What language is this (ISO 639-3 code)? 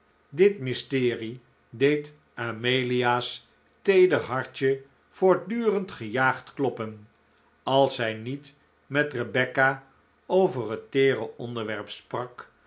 nld